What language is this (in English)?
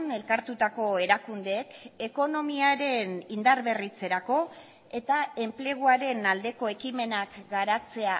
Basque